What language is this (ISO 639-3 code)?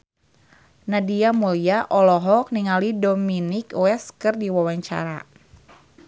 sun